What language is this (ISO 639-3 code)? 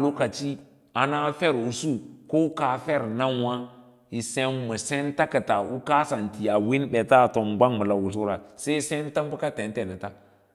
lla